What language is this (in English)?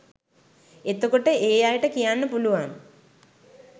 Sinhala